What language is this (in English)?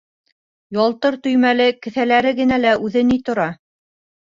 Bashkir